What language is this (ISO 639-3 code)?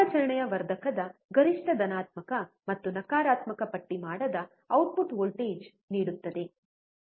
kan